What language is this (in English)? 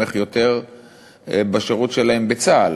Hebrew